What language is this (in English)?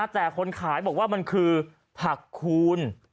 Thai